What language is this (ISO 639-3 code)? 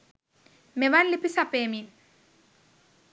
sin